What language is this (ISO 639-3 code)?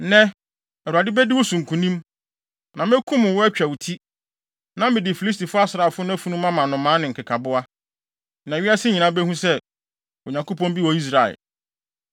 aka